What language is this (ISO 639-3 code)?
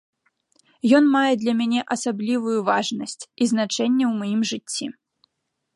bel